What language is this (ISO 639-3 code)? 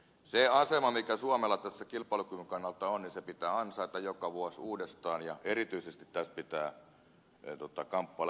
fin